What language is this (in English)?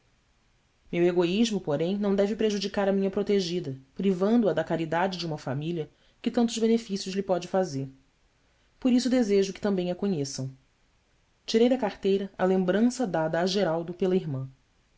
Portuguese